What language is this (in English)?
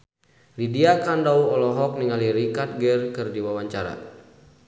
Sundanese